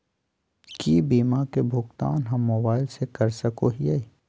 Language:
Magahi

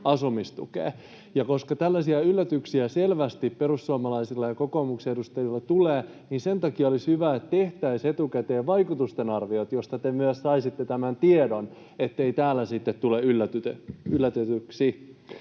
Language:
Finnish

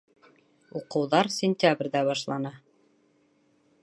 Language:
Bashkir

